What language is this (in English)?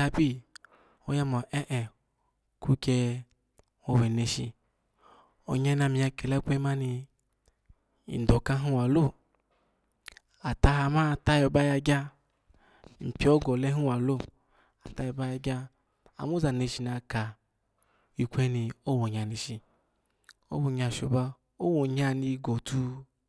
Alago